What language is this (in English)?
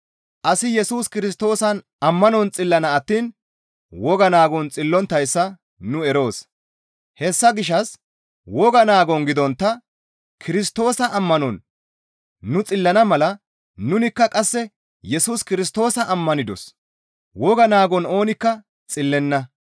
Gamo